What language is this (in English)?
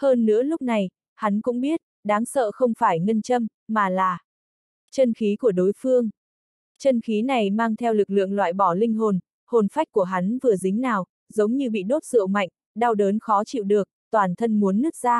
Vietnamese